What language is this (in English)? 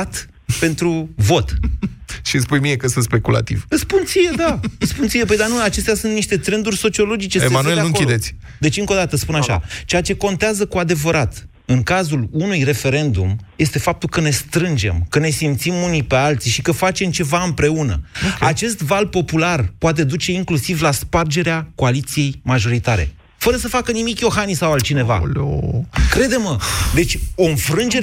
Romanian